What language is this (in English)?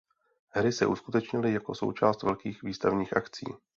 Czech